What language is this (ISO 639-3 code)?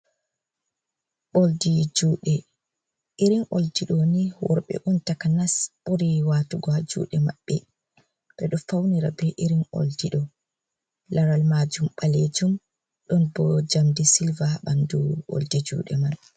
ful